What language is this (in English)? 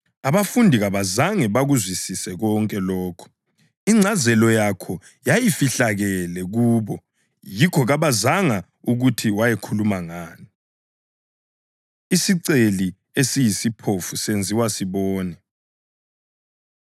North Ndebele